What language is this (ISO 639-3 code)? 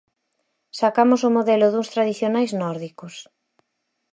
glg